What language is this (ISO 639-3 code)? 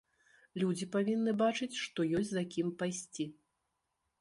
bel